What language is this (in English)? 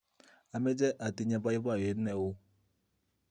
Kalenjin